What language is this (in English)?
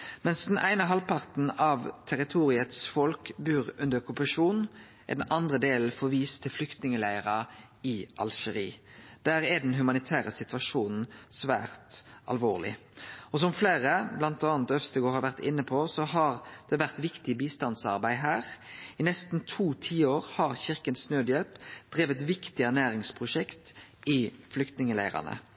Norwegian Nynorsk